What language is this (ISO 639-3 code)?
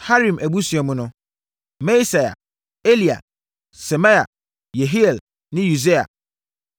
aka